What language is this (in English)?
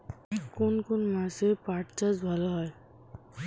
Bangla